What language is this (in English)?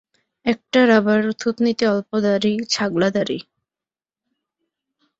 Bangla